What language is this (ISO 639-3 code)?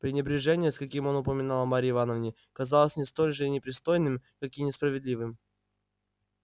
rus